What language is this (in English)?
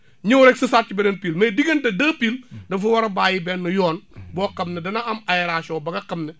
Wolof